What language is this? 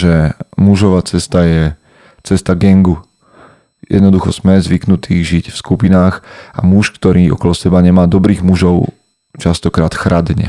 Slovak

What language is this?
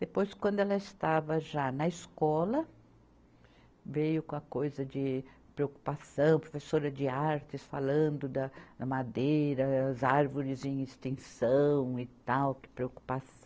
Portuguese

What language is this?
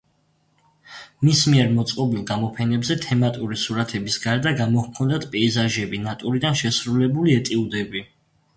Georgian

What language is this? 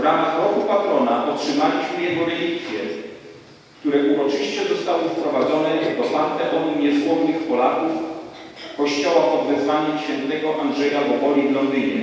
Polish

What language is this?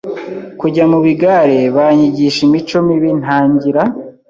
Kinyarwanda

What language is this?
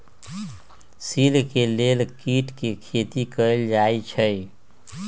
Magahi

